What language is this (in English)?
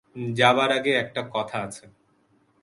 Bangla